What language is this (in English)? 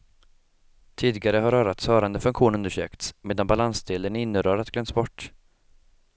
Swedish